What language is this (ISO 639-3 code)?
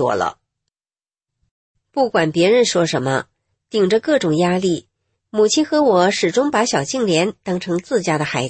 zho